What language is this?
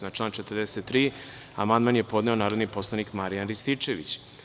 Serbian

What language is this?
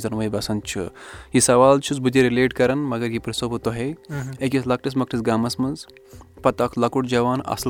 Urdu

